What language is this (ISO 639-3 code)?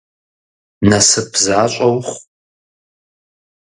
kbd